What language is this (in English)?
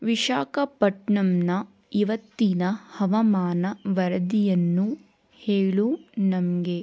Kannada